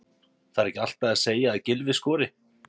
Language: Icelandic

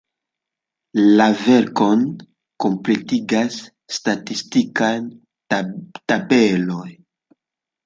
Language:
Esperanto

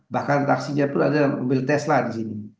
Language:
Indonesian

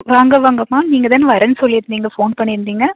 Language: Tamil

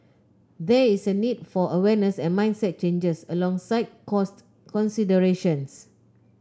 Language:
English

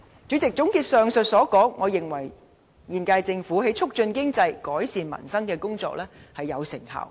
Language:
Cantonese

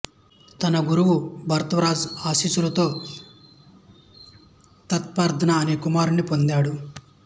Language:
Telugu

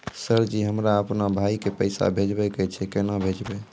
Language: Maithili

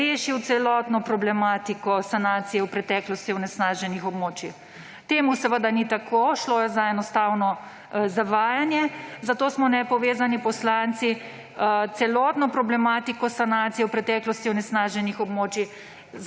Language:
Slovenian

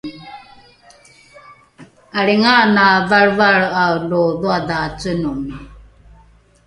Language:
Rukai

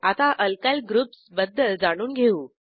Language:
Marathi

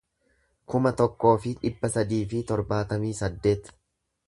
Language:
Oromo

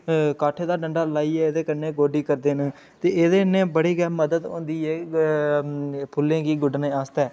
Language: Dogri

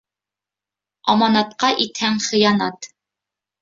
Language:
Bashkir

